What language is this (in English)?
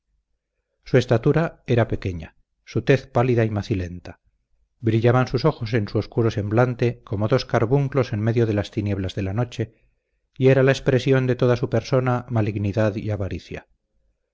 Spanish